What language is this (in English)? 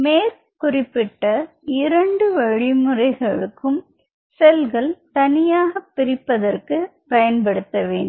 Tamil